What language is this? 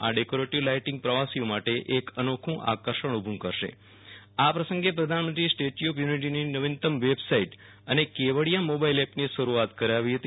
Gujarati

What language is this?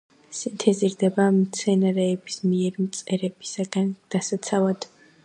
Georgian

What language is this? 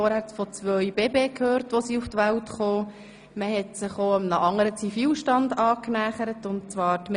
Swiss German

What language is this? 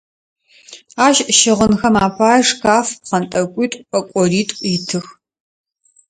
Adyghe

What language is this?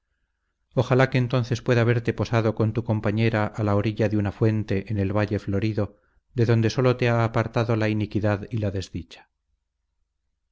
Spanish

